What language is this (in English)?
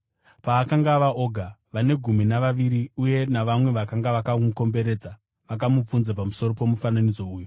Shona